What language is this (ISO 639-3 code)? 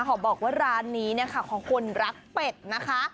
tha